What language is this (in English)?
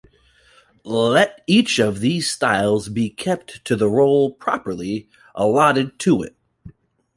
English